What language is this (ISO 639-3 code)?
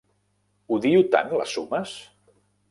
cat